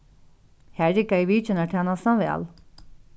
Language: Faroese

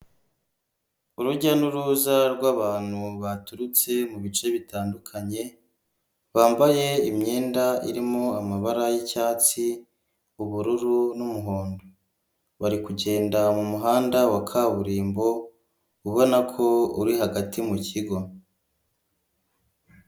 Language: Kinyarwanda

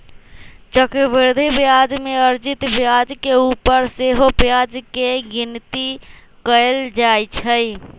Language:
Magahi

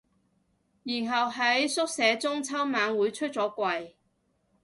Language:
Cantonese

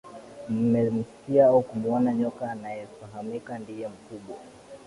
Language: Swahili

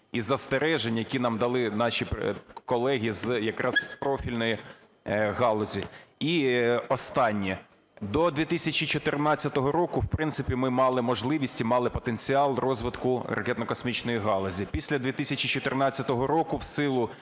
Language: Ukrainian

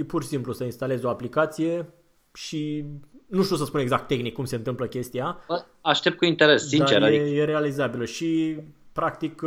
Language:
Romanian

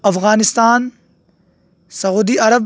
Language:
Urdu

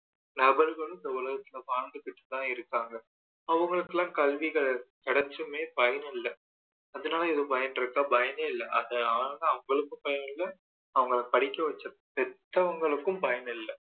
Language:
Tamil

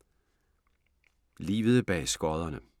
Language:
Danish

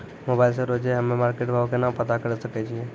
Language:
Maithili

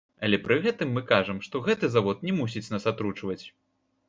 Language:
Belarusian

